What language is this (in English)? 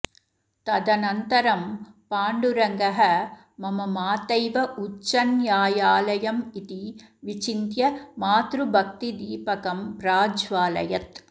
Sanskrit